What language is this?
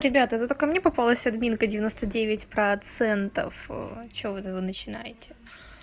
Russian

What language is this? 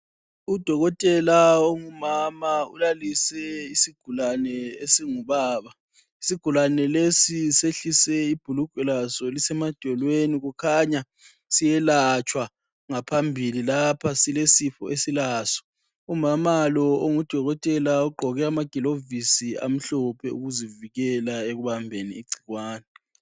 North Ndebele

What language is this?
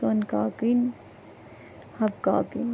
Kashmiri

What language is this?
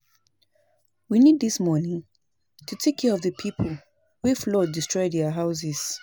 Nigerian Pidgin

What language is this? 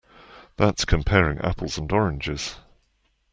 English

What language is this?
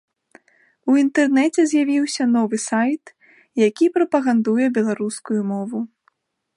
Belarusian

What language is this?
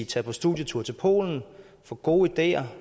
Danish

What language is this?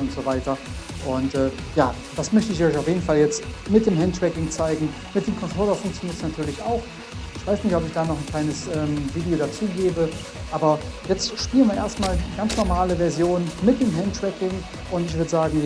German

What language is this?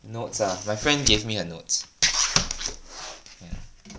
English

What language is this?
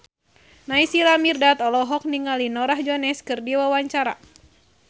Sundanese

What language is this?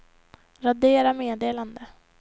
Swedish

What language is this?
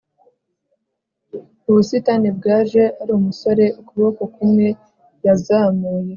Kinyarwanda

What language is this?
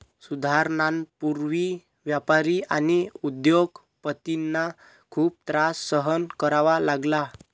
Marathi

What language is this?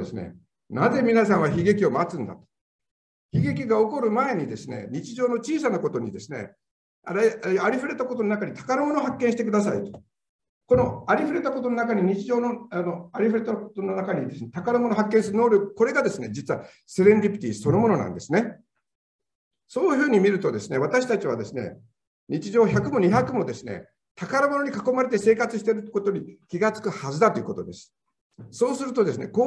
Japanese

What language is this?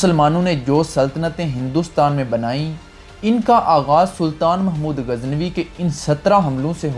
Urdu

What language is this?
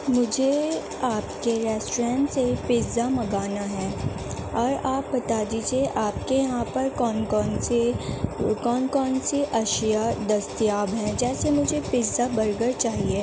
Urdu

